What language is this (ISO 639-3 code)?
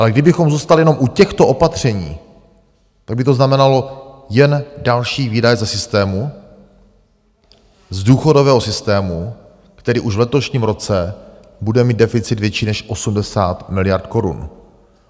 ces